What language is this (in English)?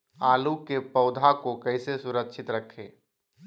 Magahi